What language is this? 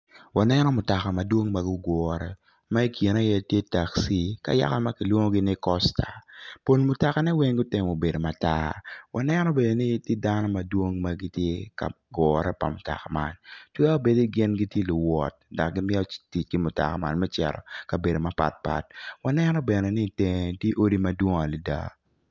Acoli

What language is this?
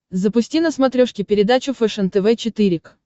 Russian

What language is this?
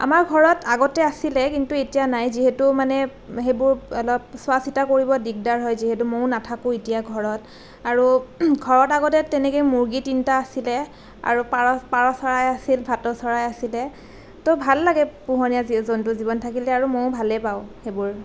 Assamese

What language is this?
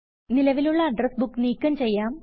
Malayalam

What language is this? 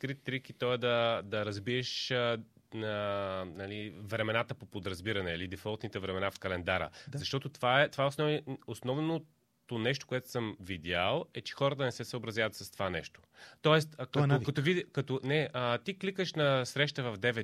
Bulgarian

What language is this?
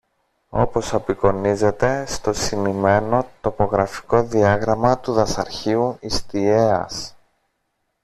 Greek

